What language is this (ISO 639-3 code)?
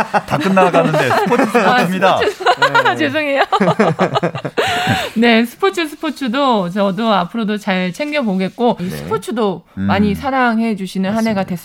kor